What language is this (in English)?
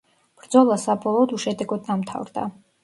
Georgian